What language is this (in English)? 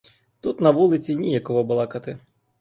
Ukrainian